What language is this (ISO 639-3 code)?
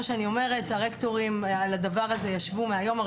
heb